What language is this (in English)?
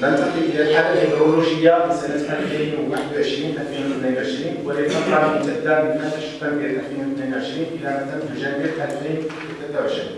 Arabic